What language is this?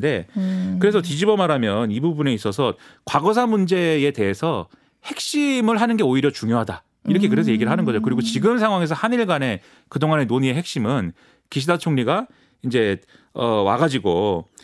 Korean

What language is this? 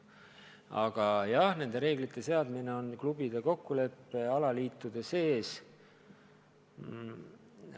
Estonian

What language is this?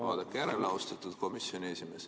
Estonian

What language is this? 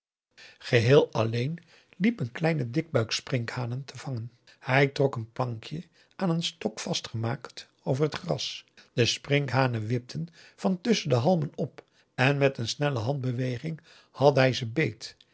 Dutch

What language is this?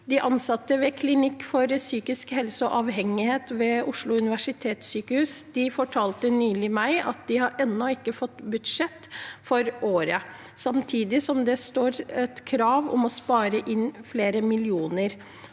Norwegian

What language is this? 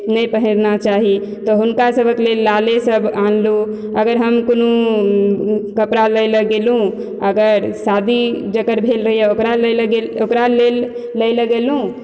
Maithili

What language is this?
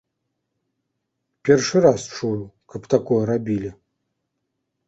Belarusian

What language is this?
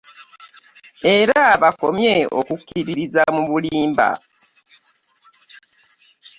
Ganda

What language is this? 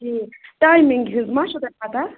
Kashmiri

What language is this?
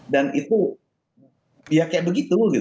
Indonesian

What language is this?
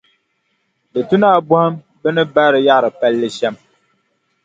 Dagbani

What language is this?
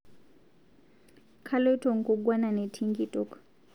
Masai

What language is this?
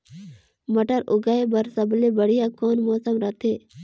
Chhattisgarhi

